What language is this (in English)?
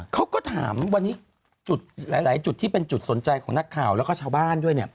Thai